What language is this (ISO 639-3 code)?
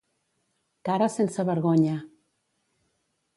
cat